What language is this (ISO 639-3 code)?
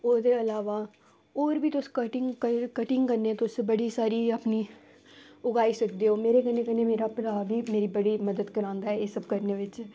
doi